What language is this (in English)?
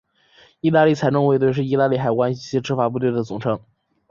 Chinese